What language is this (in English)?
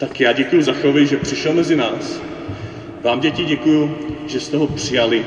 Czech